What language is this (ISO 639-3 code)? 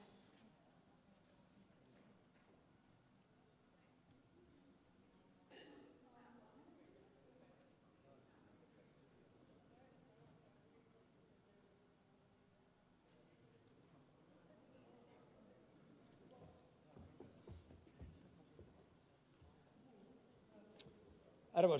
fin